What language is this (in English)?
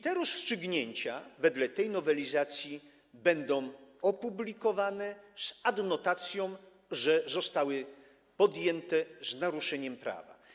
Polish